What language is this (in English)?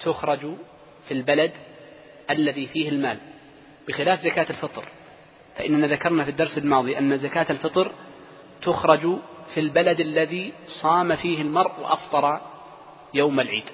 Arabic